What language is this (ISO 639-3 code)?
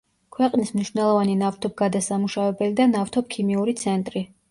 kat